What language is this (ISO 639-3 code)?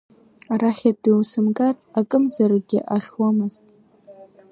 abk